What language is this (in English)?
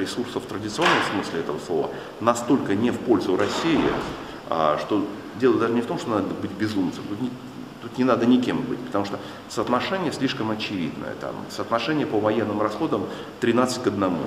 Russian